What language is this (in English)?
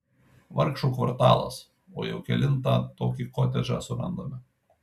Lithuanian